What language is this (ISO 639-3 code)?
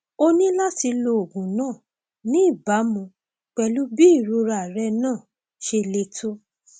yor